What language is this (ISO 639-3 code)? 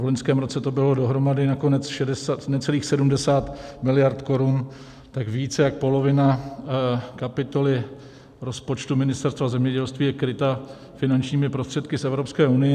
ces